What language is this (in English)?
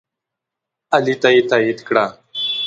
Pashto